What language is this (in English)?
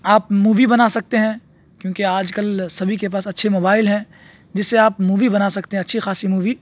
Urdu